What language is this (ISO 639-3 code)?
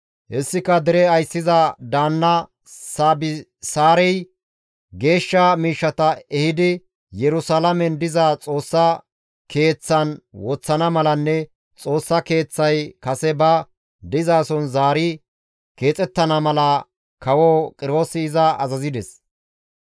gmv